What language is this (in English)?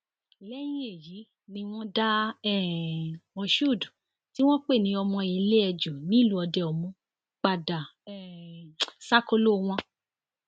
Yoruba